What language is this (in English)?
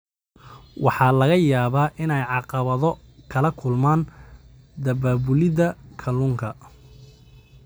Somali